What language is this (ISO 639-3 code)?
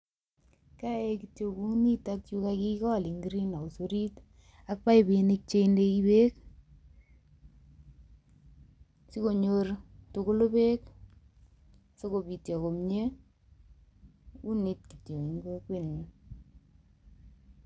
kln